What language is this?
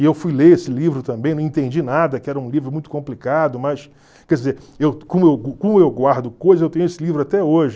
Portuguese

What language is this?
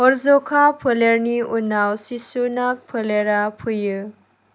Bodo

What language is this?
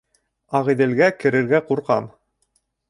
Bashkir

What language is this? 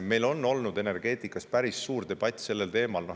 Estonian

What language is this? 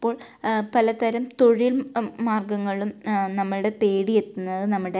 Malayalam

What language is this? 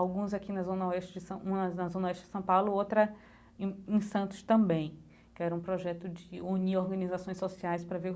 Portuguese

